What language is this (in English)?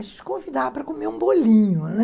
Portuguese